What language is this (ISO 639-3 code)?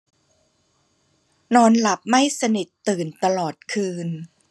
tha